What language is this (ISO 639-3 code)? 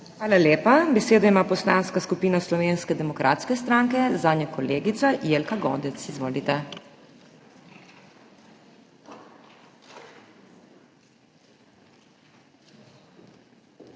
slv